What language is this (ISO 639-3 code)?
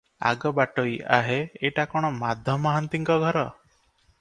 ori